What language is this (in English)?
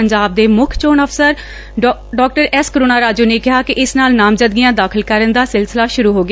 Punjabi